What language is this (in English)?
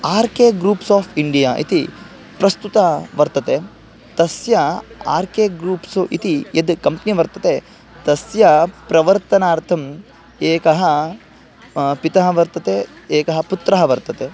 Sanskrit